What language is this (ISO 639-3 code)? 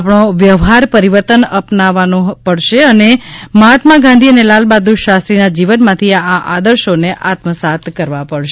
guj